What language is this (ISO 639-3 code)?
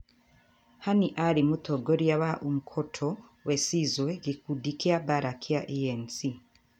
kik